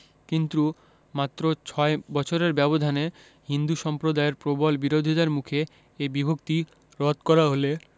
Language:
Bangla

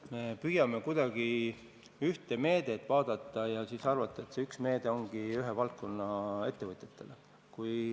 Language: Estonian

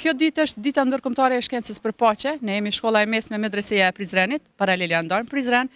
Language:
Romanian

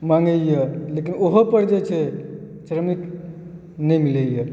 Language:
Maithili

